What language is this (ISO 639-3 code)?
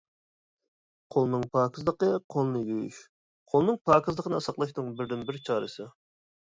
uig